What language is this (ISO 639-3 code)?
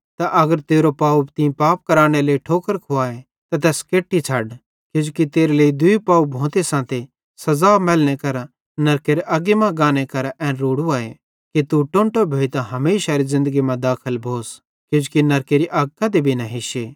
bhd